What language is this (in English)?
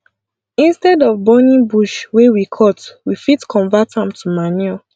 Nigerian Pidgin